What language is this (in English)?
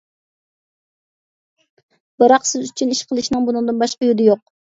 Uyghur